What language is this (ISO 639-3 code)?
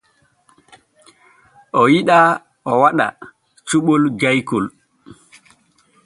fue